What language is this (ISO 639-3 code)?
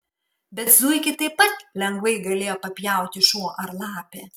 lit